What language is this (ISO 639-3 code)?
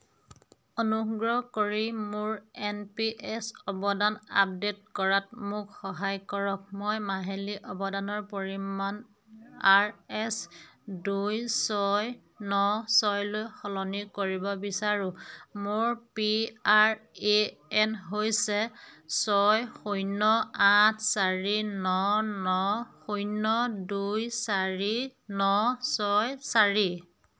asm